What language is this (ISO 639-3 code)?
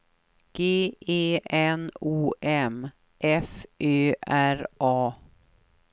swe